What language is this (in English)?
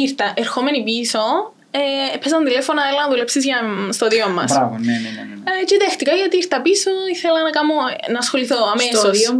Greek